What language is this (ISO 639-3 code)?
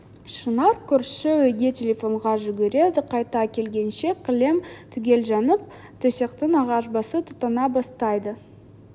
kaz